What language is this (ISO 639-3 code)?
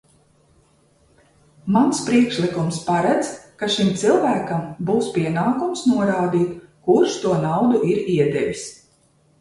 lav